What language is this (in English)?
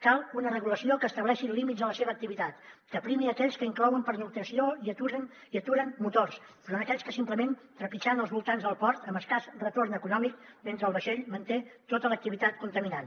Catalan